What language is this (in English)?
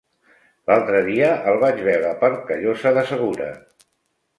Catalan